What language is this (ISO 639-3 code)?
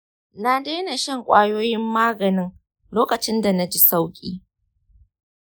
hau